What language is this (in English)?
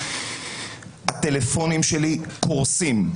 Hebrew